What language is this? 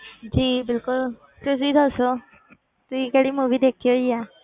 Punjabi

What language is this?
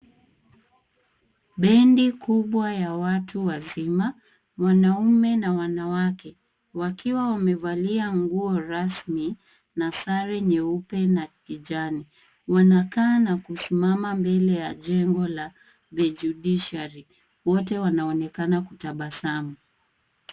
Swahili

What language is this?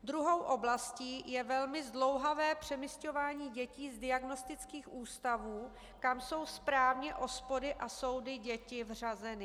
Czech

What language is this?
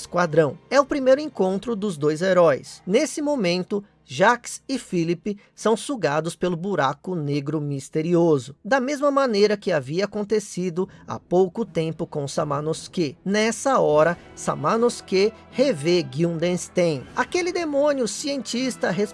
Portuguese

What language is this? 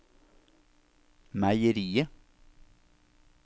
Norwegian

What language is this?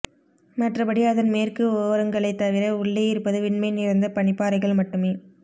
Tamil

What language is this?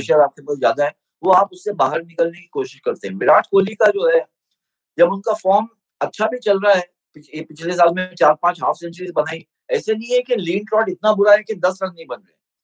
Hindi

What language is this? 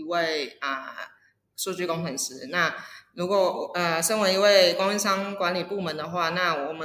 Chinese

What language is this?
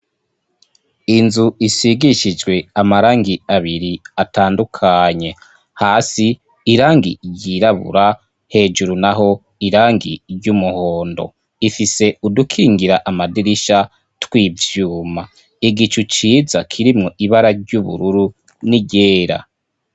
Rundi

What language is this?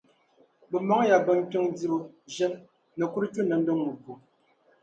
Dagbani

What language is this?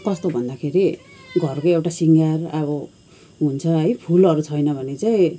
Nepali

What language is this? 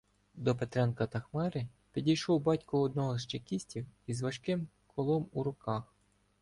Ukrainian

